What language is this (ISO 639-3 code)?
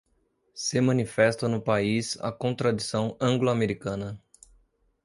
por